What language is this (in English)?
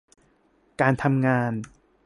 Thai